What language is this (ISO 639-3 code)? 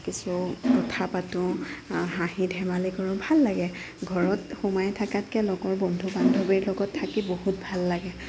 asm